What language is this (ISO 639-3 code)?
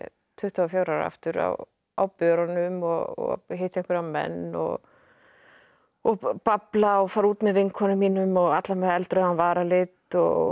isl